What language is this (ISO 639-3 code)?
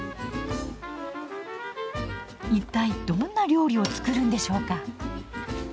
jpn